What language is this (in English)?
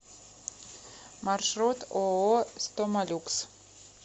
Russian